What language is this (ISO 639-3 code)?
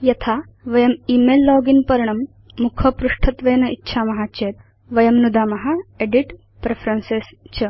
san